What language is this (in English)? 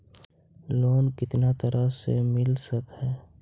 Magahi